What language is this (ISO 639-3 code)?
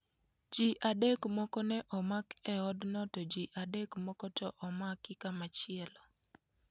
luo